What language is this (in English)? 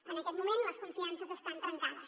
Catalan